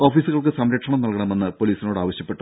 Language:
Malayalam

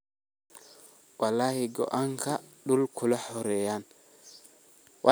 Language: Somali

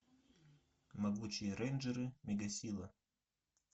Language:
Russian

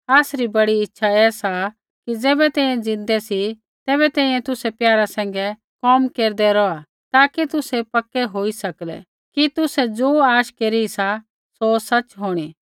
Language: Kullu Pahari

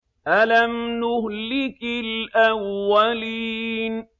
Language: Arabic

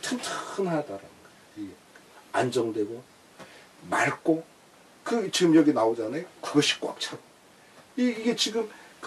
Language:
Korean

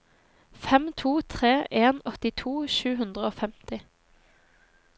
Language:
Norwegian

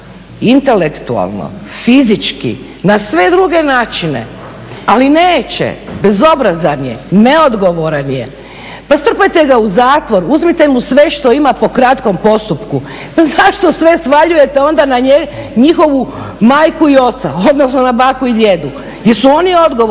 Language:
Croatian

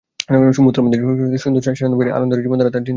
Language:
Bangla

